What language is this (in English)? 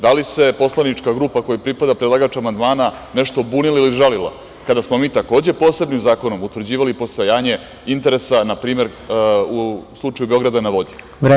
Serbian